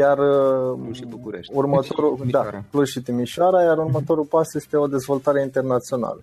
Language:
Romanian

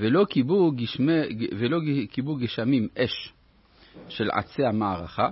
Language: Hebrew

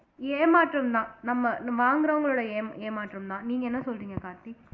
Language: Tamil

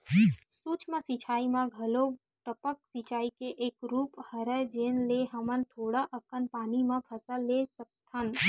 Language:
Chhattisgarhi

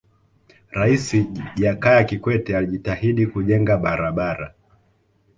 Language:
Swahili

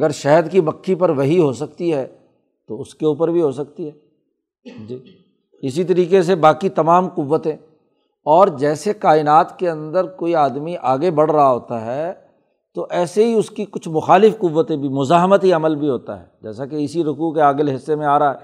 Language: Urdu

